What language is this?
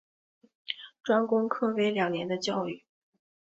Chinese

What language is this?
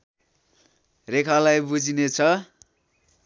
Nepali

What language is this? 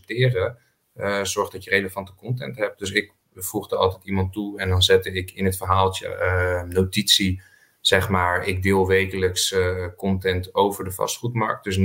Dutch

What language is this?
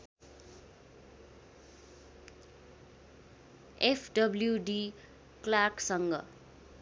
Nepali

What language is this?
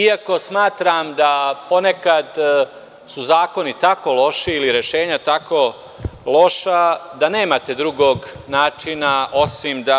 Serbian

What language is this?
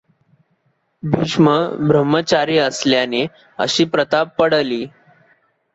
Marathi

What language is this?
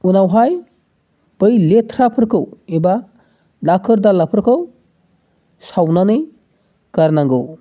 Bodo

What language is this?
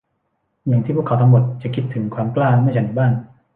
Thai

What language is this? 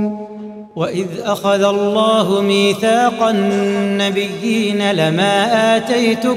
Arabic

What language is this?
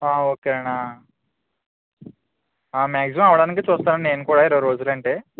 Telugu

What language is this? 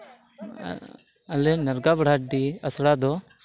Santali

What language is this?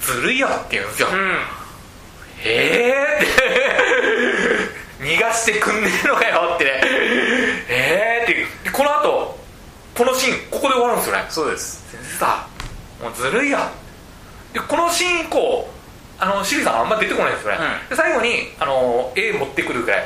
Japanese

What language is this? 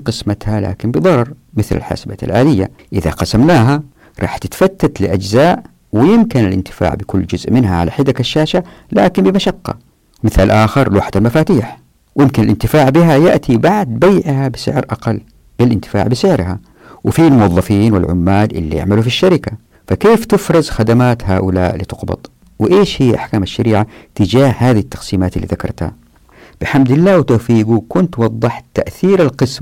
Arabic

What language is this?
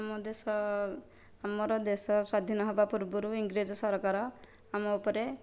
Odia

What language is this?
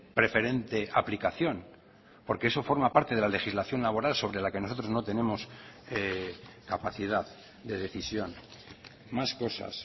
Spanish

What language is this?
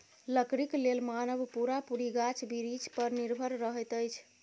Maithili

